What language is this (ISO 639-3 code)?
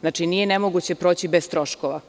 srp